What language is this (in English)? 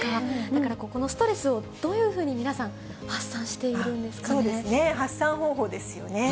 Japanese